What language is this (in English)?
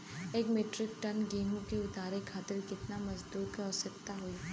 Bhojpuri